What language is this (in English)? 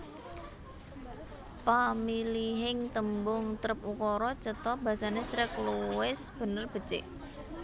Javanese